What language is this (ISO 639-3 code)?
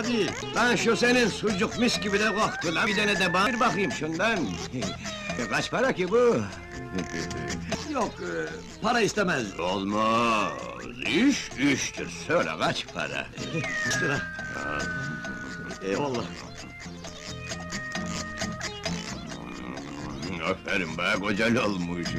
tur